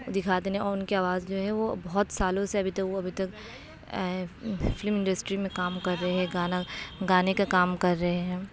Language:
Urdu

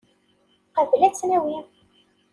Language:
Kabyle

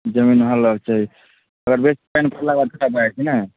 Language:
Maithili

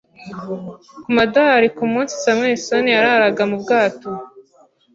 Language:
Kinyarwanda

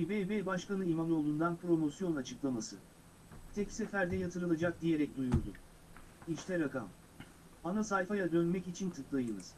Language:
Turkish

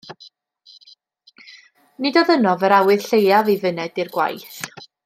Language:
Welsh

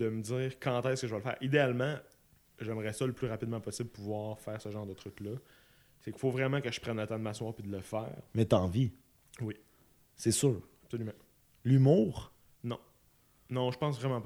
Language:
French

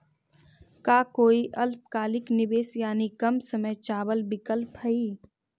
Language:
Magahi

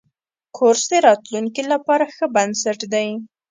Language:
Pashto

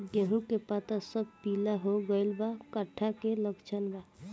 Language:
Bhojpuri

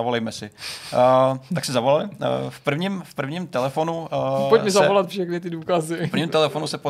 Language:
Czech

